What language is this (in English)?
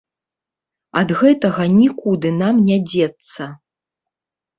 Belarusian